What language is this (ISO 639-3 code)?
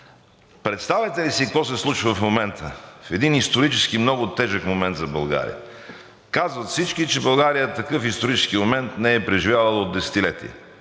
bul